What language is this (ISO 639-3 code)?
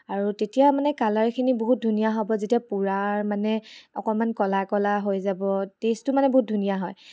asm